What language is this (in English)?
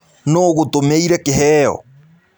Kikuyu